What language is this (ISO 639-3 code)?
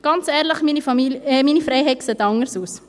gsw